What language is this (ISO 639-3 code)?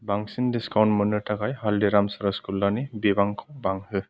brx